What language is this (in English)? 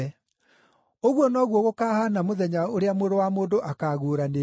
Kikuyu